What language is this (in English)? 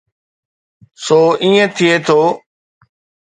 Sindhi